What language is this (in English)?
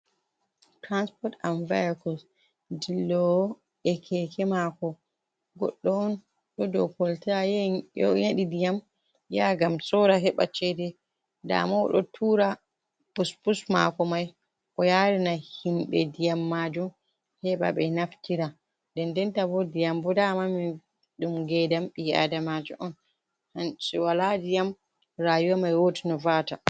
Fula